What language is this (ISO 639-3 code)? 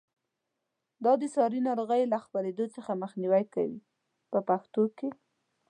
pus